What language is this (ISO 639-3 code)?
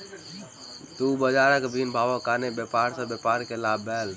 mai